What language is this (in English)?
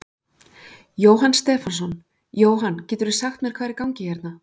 Icelandic